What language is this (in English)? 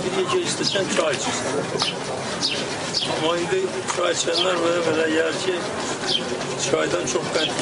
Turkish